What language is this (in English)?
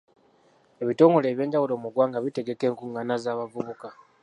Ganda